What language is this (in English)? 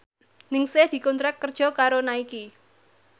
Javanese